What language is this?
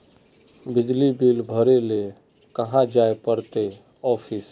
Magahi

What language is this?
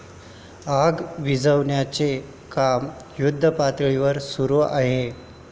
Marathi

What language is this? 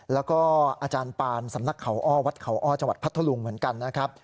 Thai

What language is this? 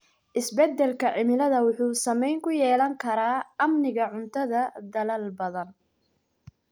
Somali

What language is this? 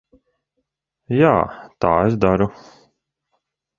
Latvian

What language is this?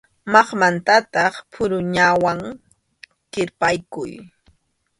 Arequipa-La Unión Quechua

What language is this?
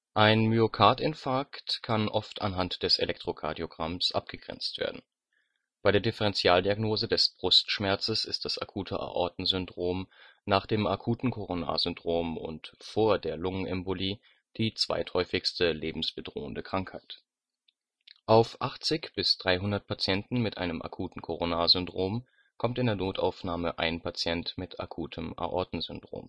German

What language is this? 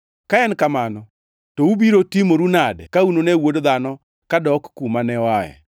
Luo (Kenya and Tanzania)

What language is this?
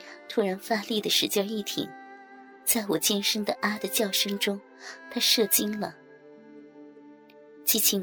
Chinese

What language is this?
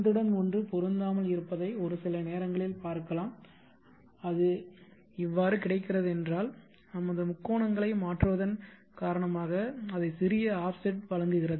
Tamil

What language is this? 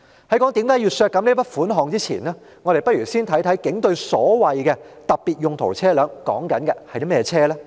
Cantonese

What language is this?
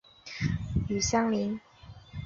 Chinese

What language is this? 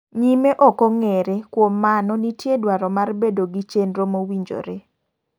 Luo (Kenya and Tanzania)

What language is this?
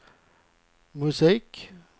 Swedish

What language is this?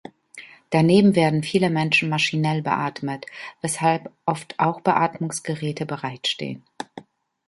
German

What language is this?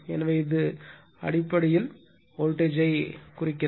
Tamil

